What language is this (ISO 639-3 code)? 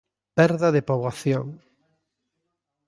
glg